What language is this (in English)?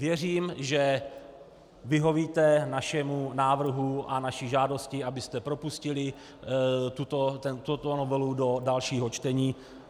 Czech